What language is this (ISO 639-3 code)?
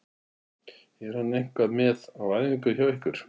isl